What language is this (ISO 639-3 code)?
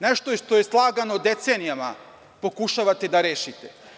srp